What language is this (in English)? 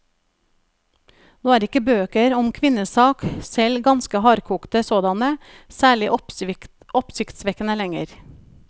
Norwegian